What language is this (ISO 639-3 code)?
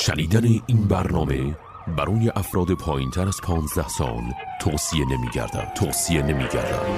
fas